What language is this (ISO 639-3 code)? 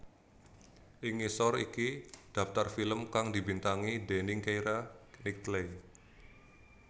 jav